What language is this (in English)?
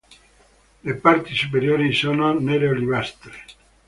Italian